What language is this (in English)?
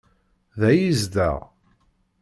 Kabyle